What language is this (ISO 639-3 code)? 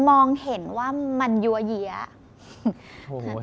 tha